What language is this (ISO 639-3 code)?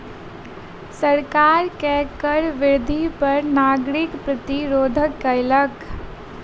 mai